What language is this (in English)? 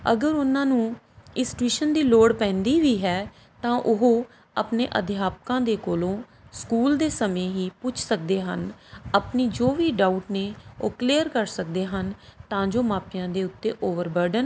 Punjabi